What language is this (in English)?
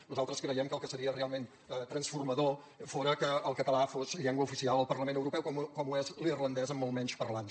Catalan